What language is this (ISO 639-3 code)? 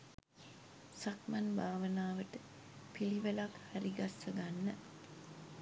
sin